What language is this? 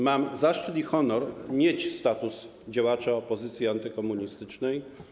Polish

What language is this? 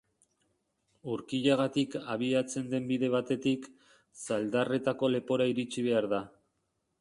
Basque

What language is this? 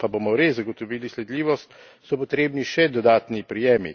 Slovenian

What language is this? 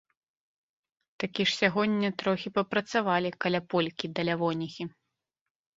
Belarusian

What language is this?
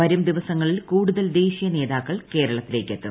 Malayalam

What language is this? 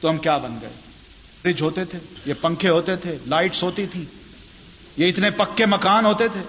Urdu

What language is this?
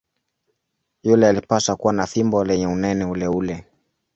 Swahili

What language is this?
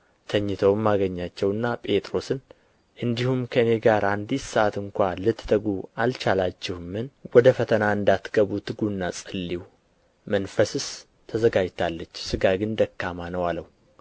Amharic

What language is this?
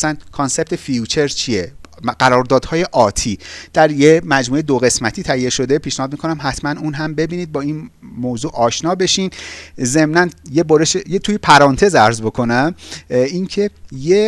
Persian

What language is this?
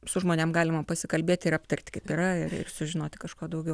Lithuanian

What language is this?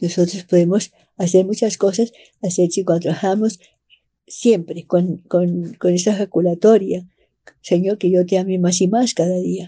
Spanish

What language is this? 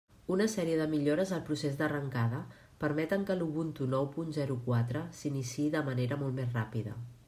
Catalan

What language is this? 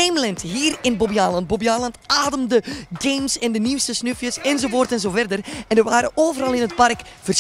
Dutch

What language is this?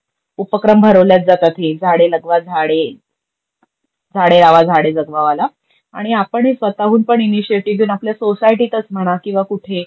Marathi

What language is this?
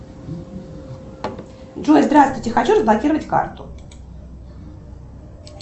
Russian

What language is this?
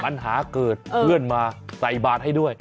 Thai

